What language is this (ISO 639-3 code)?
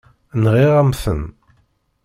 kab